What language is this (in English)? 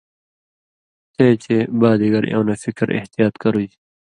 Indus Kohistani